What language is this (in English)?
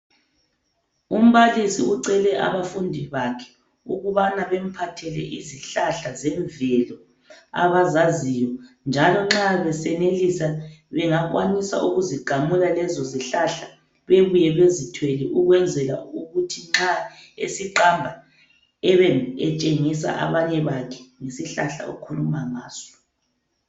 North Ndebele